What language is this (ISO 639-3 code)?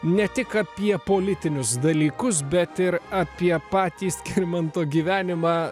lit